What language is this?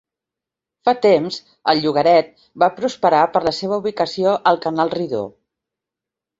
Catalan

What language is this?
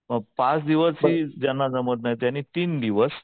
Marathi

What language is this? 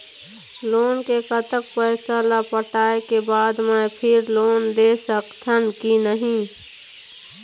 Chhattisgarhi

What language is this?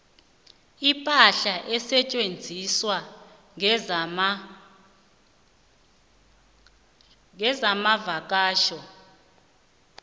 South Ndebele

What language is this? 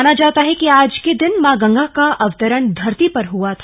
Hindi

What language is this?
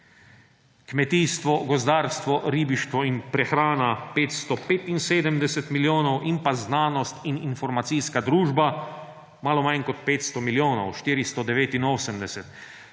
Slovenian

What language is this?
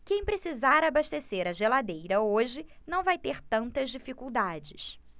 Portuguese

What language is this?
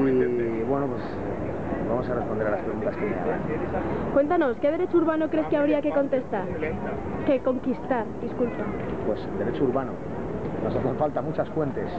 Spanish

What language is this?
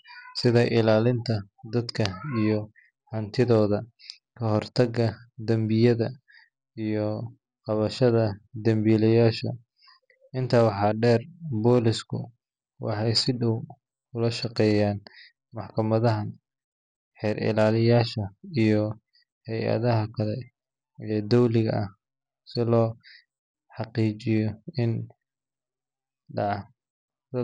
Somali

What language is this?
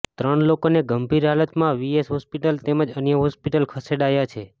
Gujarati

